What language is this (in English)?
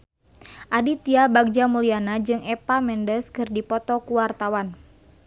Sundanese